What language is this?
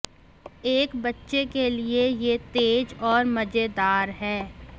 Hindi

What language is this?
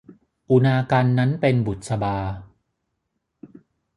Thai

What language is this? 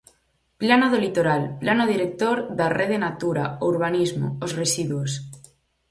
Galician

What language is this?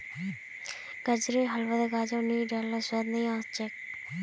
Magahi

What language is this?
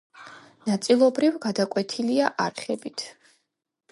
Georgian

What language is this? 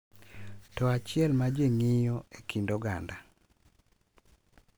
Luo (Kenya and Tanzania)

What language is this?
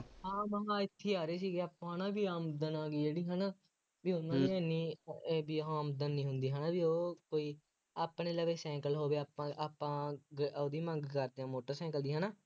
Punjabi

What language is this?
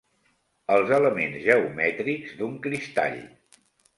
Catalan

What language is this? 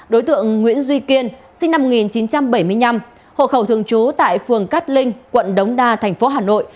Vietnamese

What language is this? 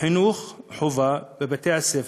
Hebrew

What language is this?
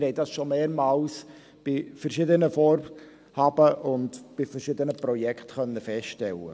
Swiss German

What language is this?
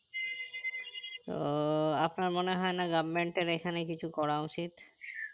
Bangla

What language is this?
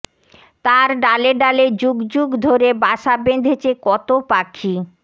Bangla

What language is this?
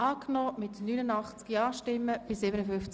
Swiss German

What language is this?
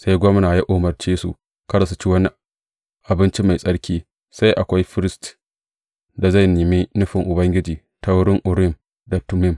Hausa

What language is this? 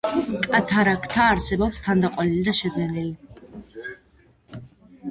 Georgian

